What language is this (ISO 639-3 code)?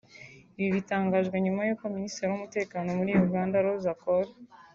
kin